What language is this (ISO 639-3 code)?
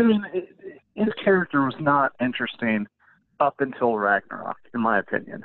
eng